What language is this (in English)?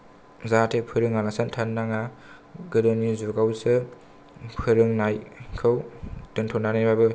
Bodo